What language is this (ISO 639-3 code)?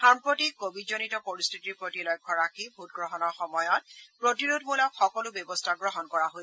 asm